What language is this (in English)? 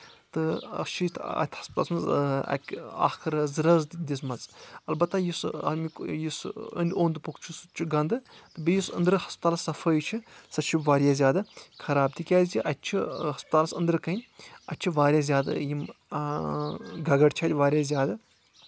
Kashmiri